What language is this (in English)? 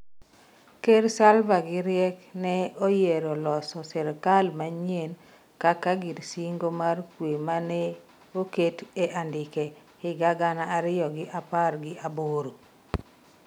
Luo (Kenya and Tanzania)